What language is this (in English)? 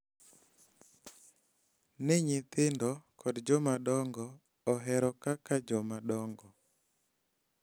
Luo (Kenya and Tanzania)